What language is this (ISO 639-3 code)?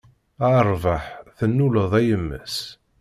kab